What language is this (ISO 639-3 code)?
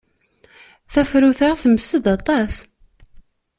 kab